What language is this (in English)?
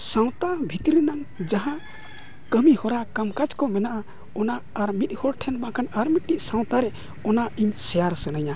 Santali